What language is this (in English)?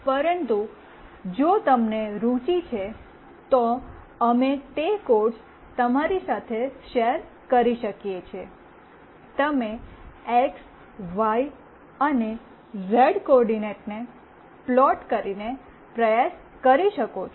Gujarati